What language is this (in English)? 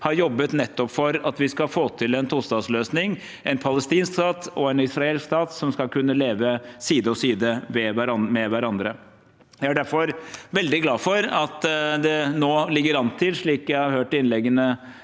Norwegian